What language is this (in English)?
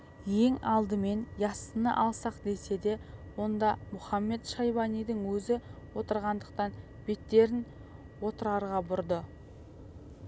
Kazakh